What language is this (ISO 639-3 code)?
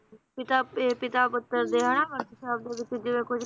pan